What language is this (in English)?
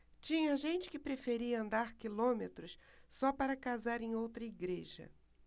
Portuguese